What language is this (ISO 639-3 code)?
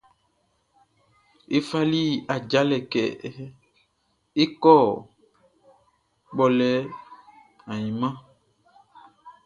bci